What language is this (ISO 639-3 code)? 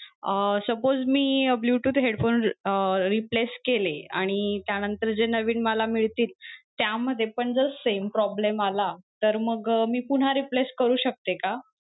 mar